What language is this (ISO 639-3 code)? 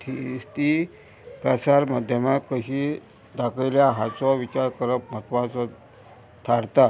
kok